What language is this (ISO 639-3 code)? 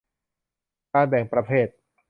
tha